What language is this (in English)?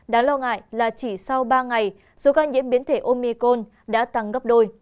Vietnamese